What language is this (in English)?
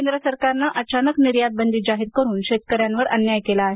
Marathi